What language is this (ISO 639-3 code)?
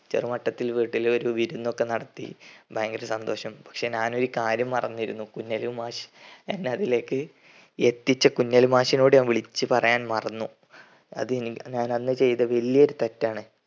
mal